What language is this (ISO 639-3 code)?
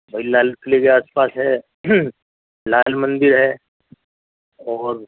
urd